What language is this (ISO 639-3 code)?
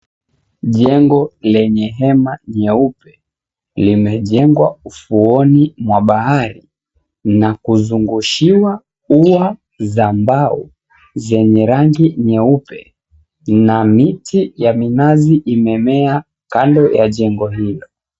swa